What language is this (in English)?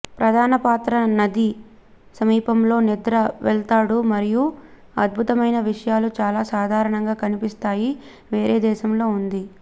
Telugu